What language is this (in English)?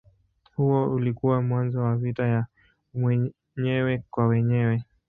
Swahili